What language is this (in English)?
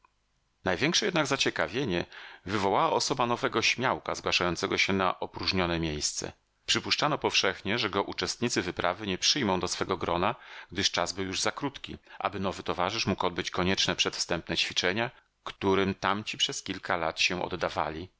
Polish